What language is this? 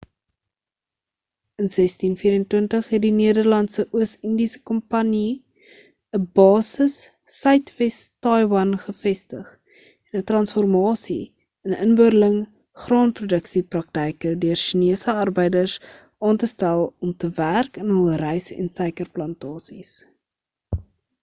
Afrikaans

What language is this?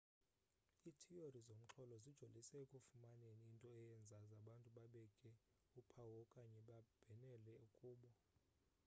Xhosa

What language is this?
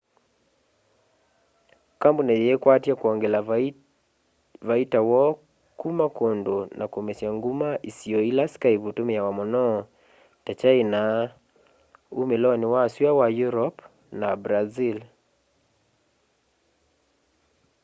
Kamba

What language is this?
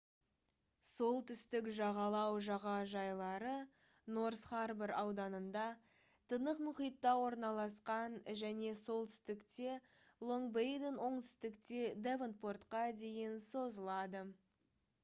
Kazakh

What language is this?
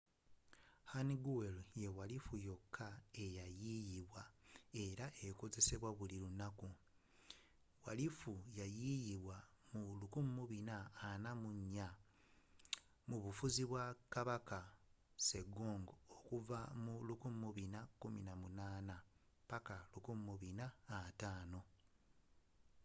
Ganda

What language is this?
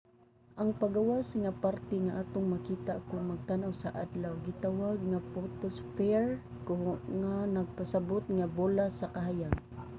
Cebuano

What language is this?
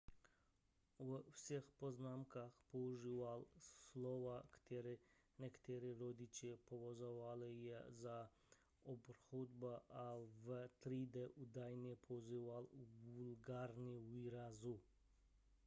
Czech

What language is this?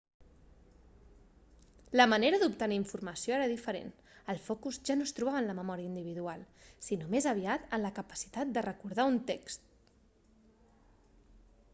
Catalan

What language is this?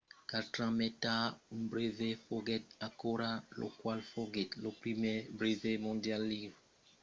Occitan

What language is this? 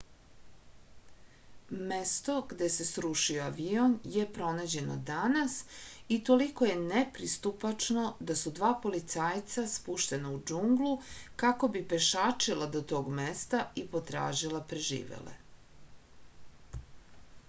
Serbian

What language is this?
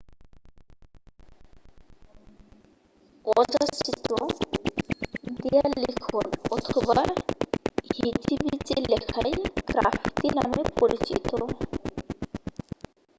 Bangla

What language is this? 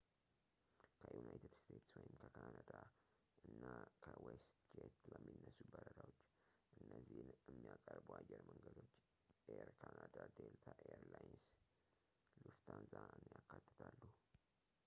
Amharic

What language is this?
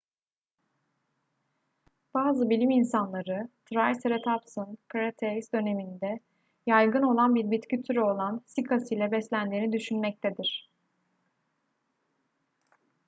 Turkish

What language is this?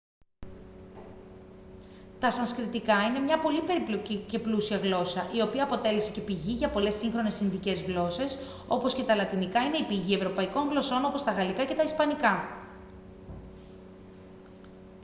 Greek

